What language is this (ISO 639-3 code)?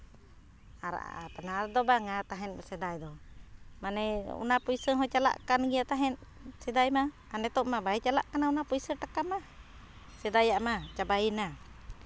sat